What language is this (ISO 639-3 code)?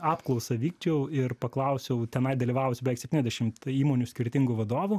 lit